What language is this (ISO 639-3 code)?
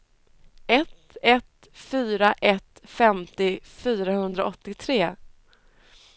swe